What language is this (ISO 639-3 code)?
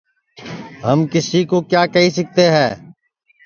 ssi